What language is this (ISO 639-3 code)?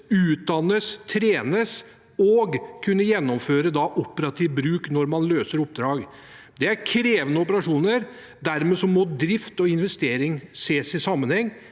nor